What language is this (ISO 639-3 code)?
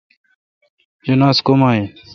xka